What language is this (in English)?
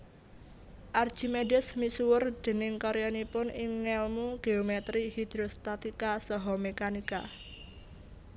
Javanese